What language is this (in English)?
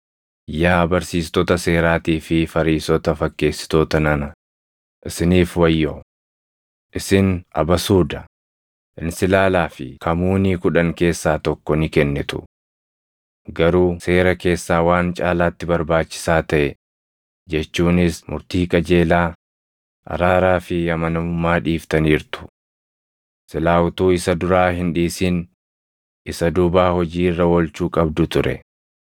Oromo